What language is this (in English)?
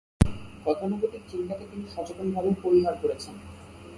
Bangla